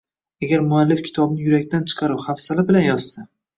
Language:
Uzbek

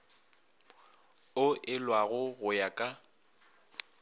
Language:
Northern Sotho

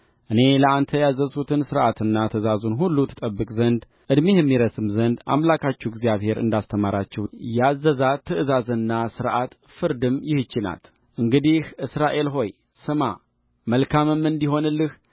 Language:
Amharic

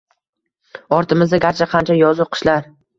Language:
Uzbek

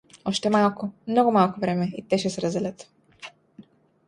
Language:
Bulgarian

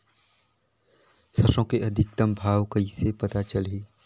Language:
Chhattisgarhi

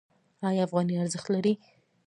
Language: Pashto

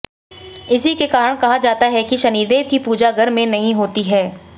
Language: Hindi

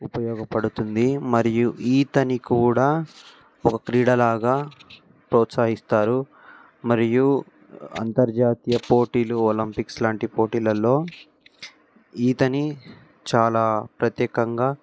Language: Telugu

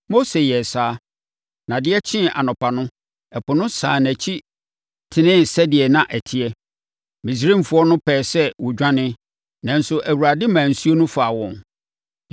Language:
Akan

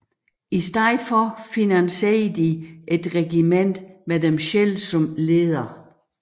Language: Danish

